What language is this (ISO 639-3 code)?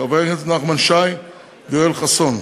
heb